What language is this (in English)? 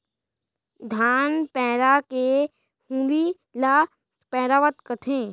Chhattisgarhi